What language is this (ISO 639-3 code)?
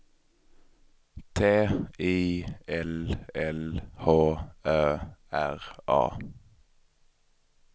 swe